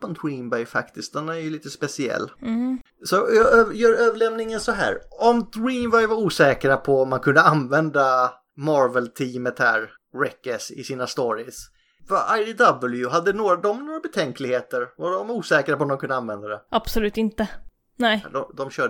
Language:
Swedish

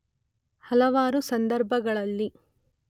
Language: Kannada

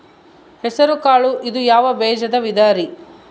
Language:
Kannada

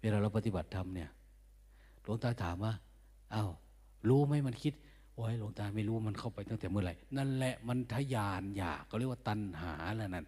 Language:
Thai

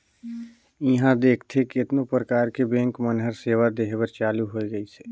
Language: Chhattisgarhi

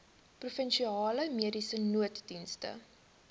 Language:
Afrikaans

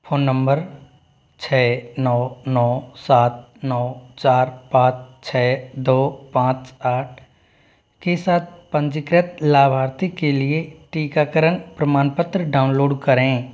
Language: Hindi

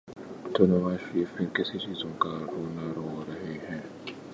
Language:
Urdu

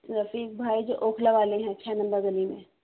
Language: Urdu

